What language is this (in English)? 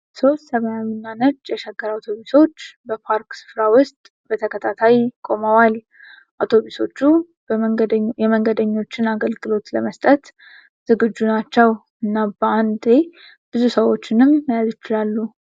Amharic